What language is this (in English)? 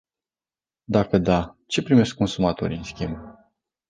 Romanian